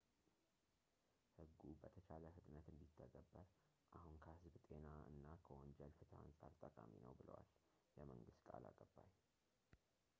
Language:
Amharic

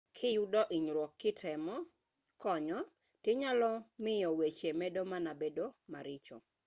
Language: Luo (Kenya and Tanzania)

